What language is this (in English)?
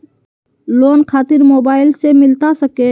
Magahi